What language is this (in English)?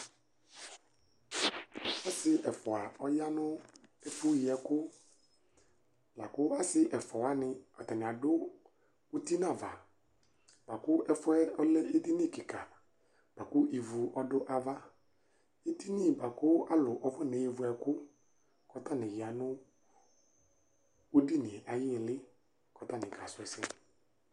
Ikposo